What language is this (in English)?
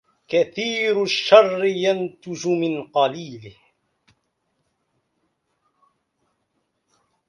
Arabic